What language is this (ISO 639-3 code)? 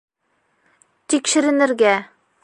bak